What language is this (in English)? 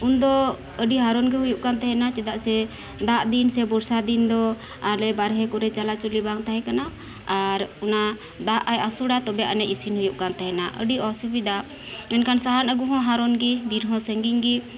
Santali